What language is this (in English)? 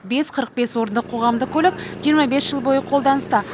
Kazakh